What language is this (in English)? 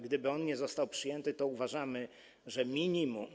Polish